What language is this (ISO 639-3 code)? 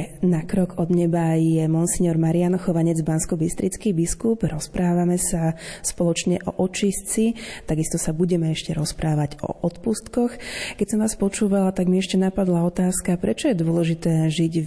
slk